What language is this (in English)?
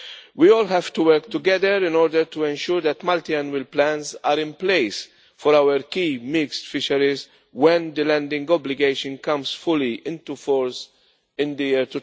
English